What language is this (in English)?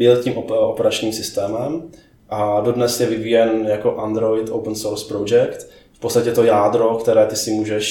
Czech